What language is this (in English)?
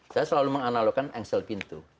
Indonesian